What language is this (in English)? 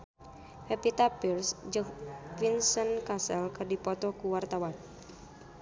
Sundanese